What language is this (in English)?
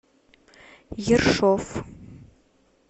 Russian